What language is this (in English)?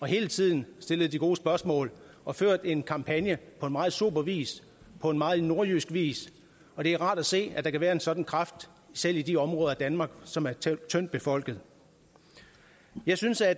Danish